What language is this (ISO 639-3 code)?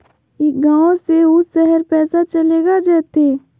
mag